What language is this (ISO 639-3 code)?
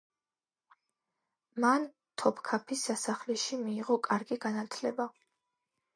kat